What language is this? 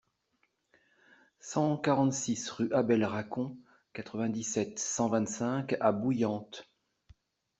French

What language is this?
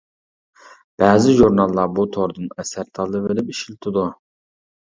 Uyghur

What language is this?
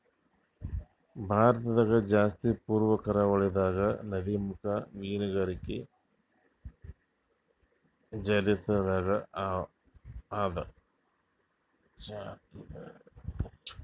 Kannada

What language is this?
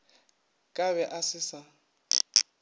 Northern Sotho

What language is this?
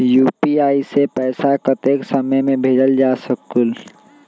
Magahi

